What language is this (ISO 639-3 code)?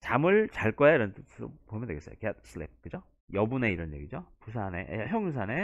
kor